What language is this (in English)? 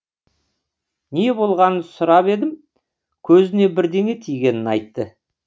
Kazakh